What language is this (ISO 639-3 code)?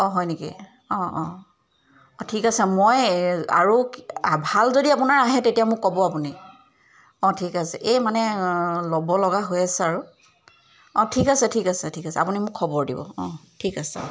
asm